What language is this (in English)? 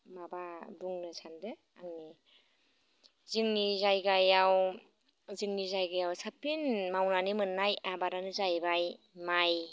Bodo